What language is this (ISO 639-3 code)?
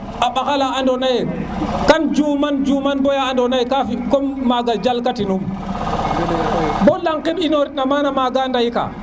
srr